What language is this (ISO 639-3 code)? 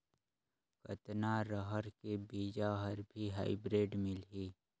hne